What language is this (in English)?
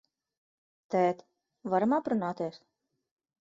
Latvian